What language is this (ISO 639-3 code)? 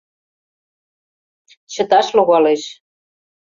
chm